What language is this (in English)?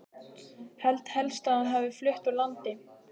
Icelandic